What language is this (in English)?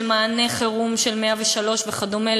Hebrew